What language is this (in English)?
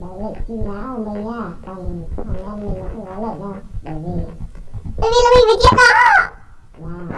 Vietnamese